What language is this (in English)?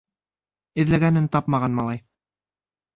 Bashkir